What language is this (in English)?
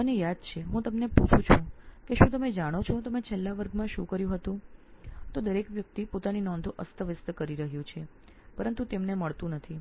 Gujarati